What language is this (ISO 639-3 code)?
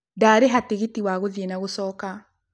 kik